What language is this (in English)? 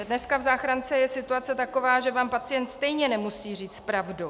Czech